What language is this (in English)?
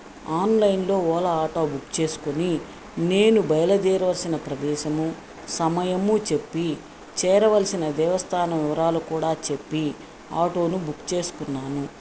Telugu